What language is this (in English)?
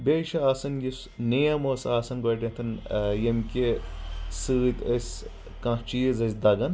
Kashmiri